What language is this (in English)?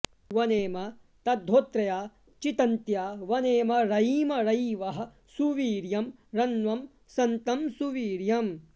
Sanskrit